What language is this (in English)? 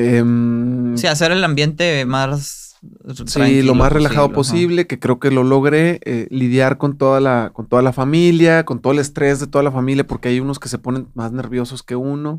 Spanish